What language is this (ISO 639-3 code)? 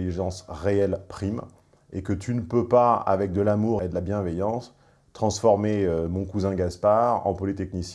fra